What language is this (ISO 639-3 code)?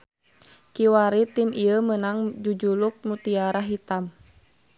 sun